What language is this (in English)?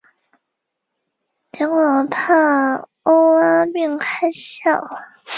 Chinese